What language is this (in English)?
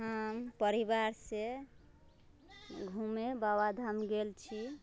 Maithili